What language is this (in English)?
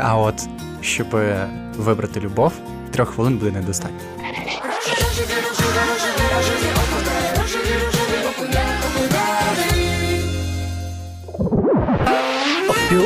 Ukrainian